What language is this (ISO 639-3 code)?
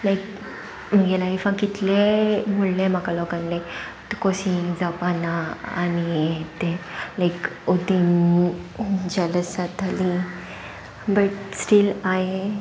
kok